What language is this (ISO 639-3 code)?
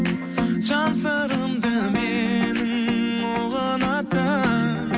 kaz